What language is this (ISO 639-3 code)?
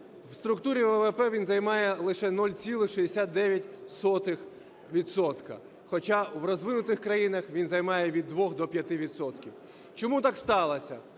ukr